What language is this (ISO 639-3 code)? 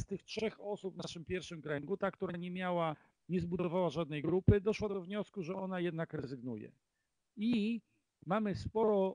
pol